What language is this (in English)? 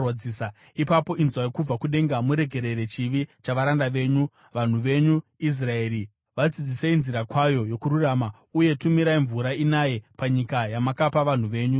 Shona